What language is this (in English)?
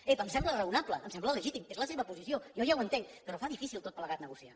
Catalan